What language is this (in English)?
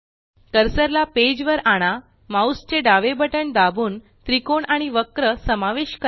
Marathi